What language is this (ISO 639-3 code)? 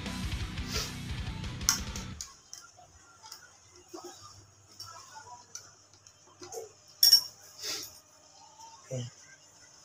ind